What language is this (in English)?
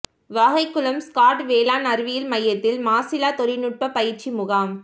Tamil